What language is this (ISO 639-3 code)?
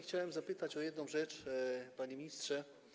pol